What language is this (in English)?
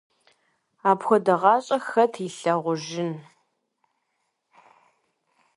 Kabardian